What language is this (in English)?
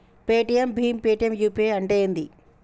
Telugu